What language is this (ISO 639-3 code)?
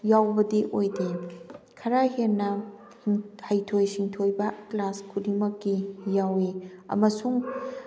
mni